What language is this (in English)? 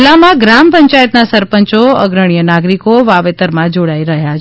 Gujarati